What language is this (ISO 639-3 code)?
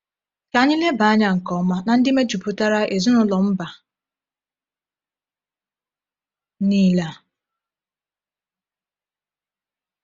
ibo